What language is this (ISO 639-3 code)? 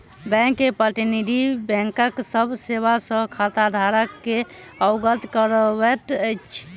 mai